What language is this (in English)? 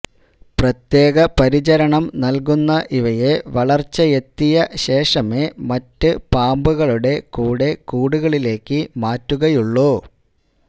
Malayalam